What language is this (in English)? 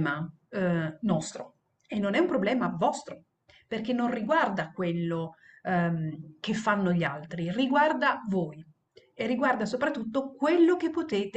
Italian